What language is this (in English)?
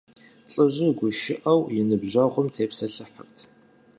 Kabardian